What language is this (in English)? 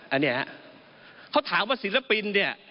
Thai